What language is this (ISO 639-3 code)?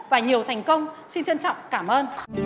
vie